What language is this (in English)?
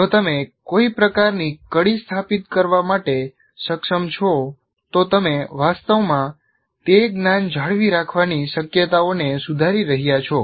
Gujarati